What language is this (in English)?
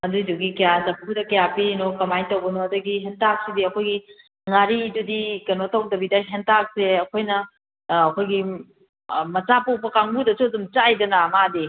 Manipuri